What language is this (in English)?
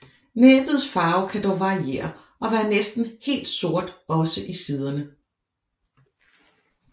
Danish